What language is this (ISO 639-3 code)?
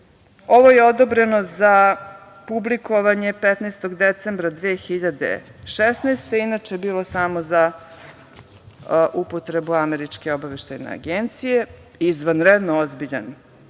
srp